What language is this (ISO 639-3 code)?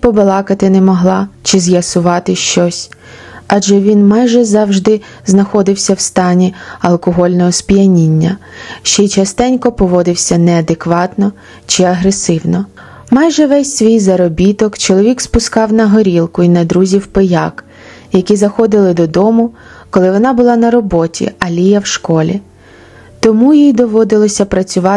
ukr